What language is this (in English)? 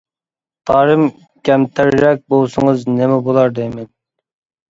Uyghur